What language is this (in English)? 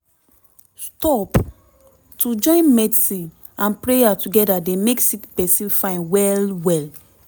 Nigerian Pidgin